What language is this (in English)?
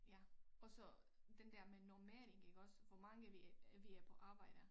Danish